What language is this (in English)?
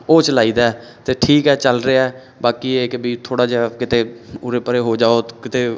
Punjabi